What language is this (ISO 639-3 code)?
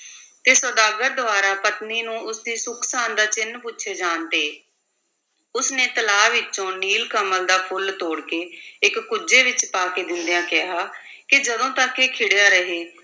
pan